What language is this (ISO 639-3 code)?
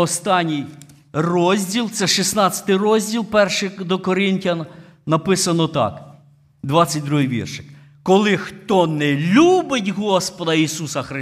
ukr